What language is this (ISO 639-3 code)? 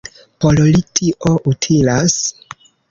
epo